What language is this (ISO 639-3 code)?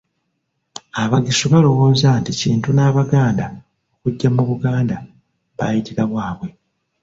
lug